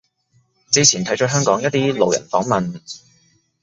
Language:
Cantonese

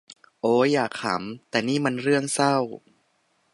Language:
Thai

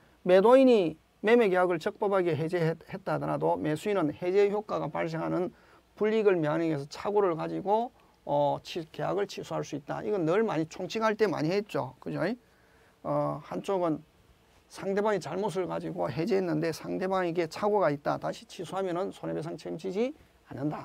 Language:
Korean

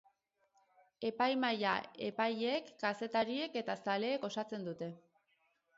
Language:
Basque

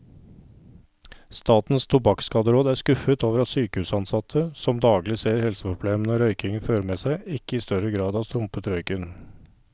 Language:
Norwegian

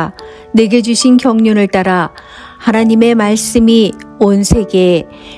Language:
Korean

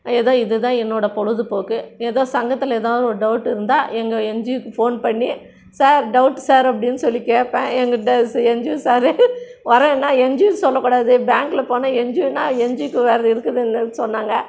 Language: Tamil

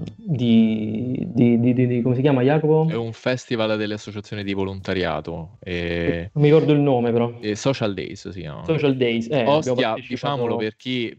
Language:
Italian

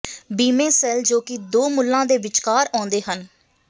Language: Punjabi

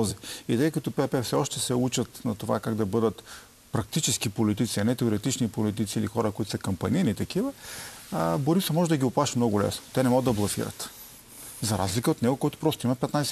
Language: Bulgarian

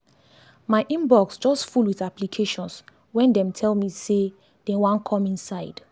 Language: Nigerian Pidgin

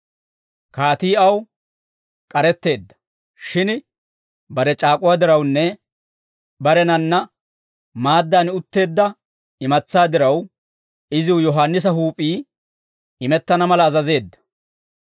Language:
Dawro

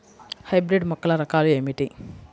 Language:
Telugu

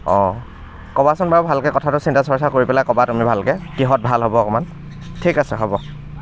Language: Assamese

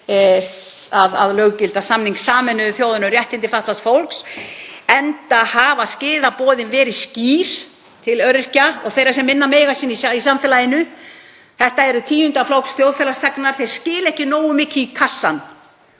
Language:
Icelandic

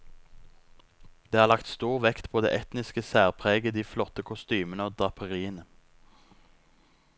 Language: Norwegian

